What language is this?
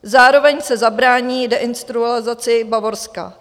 Czech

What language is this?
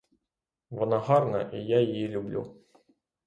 Ukrainian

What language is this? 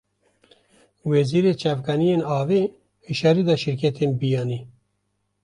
Kurdish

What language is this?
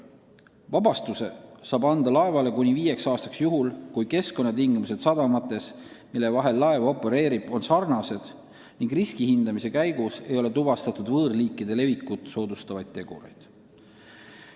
Estonian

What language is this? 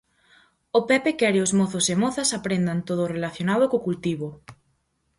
Galician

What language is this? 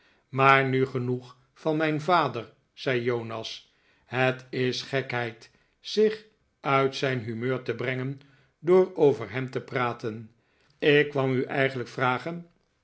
Dutch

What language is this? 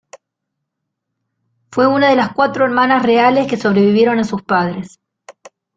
Spanish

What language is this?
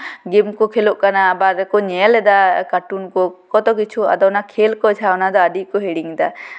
Santali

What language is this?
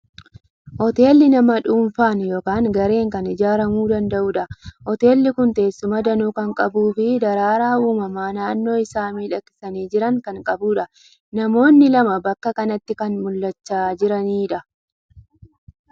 Oromo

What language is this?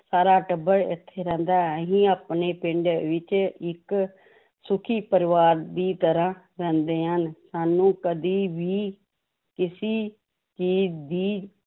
Punjabi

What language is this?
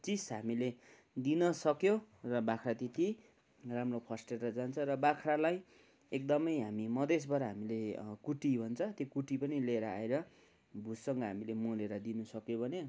Nepali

